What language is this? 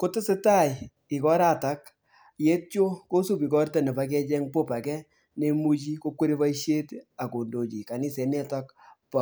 Kalenjin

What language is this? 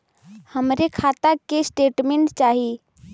Bhojpuri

